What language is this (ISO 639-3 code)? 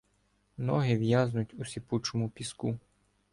ukr